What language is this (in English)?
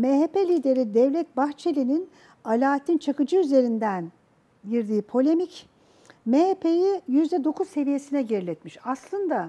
Turkish